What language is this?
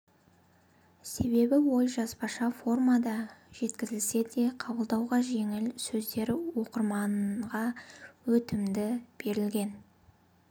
Kazakh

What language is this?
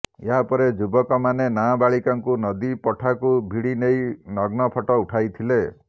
Odia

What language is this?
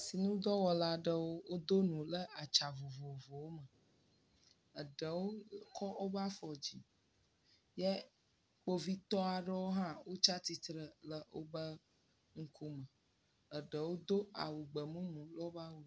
Ewe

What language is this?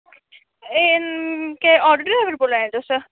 Dogri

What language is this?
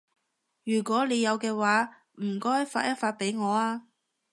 Cantonese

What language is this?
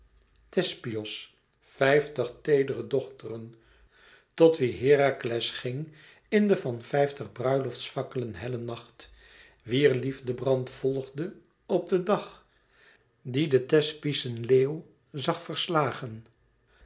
Dutch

